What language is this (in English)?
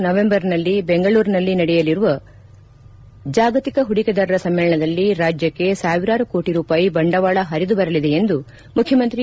Kannada